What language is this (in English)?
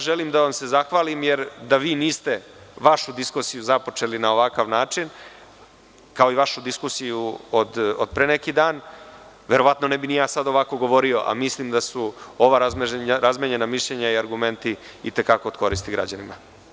Serbian